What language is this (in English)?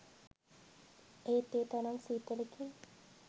Sinhala